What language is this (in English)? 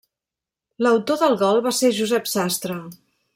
Catalan